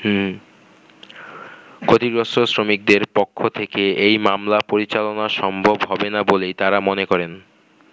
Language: Bangla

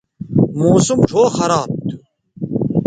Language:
Bateri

